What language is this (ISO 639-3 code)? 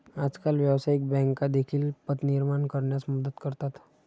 mar